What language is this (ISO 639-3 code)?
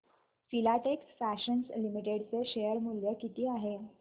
mar